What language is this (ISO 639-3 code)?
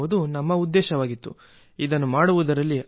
kan